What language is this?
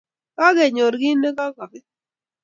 Kalenjin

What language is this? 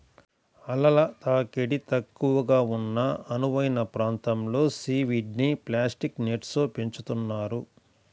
Telugu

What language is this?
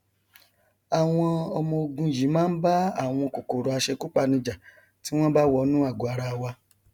Yoruba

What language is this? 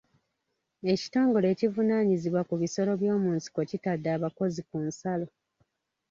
Ganda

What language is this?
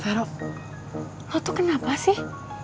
Indonesian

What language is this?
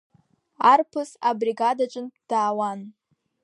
Abkhazian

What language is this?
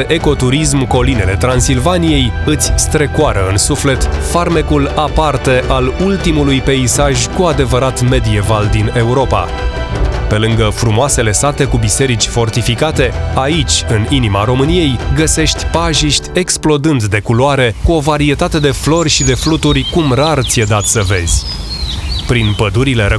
Romanian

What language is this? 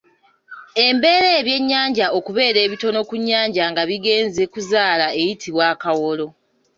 Ganda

